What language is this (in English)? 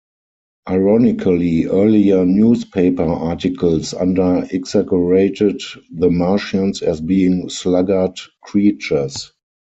English